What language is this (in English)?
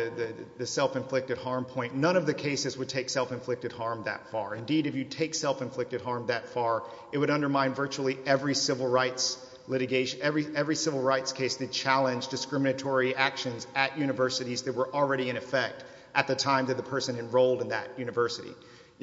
English